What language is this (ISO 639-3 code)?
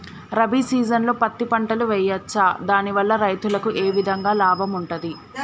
tel